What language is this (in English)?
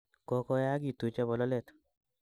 Kalenjin